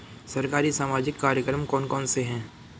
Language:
Hindi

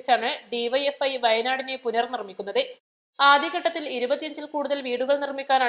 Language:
Malayalam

